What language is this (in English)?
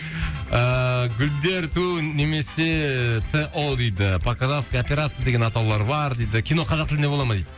Kazakh